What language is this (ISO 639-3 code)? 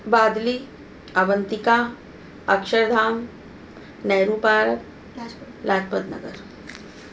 snd